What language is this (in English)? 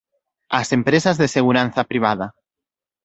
Galician